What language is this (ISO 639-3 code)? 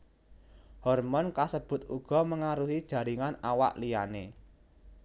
jav